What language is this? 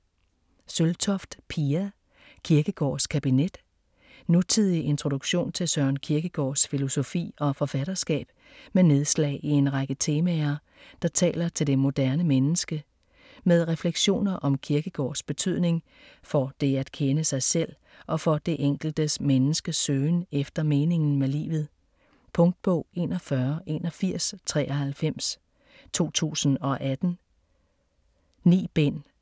Danish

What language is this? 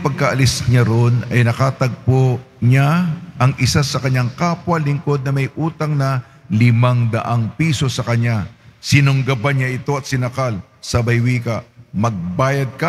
Filipino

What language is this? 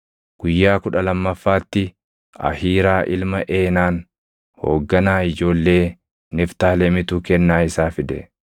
Oromo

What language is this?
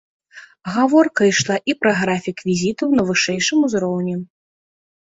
Belarusian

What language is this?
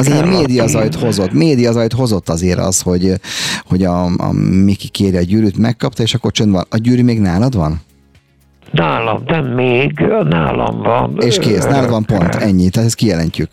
Hungarian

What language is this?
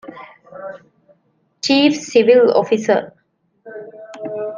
Divehi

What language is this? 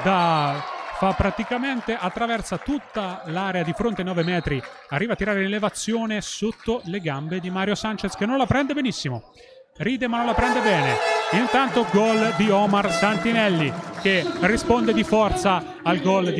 Italian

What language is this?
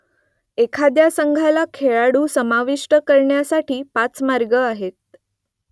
Marathi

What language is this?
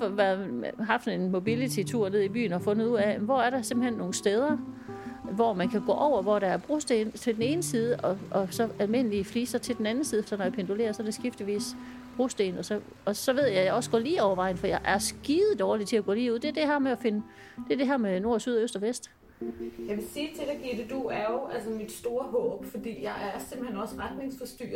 Danish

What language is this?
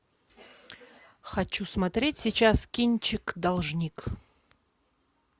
Russian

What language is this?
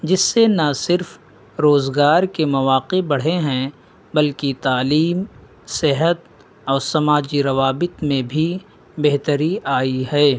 Urdu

